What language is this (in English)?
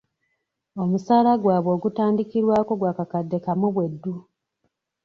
Ganda